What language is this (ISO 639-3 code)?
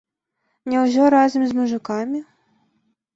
bel